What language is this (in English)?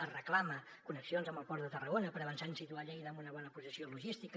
Catalan